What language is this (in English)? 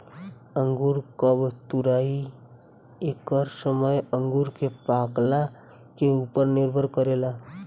Bhojpuri